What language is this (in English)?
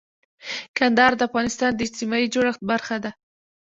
Pashto